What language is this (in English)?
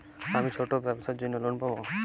Bangla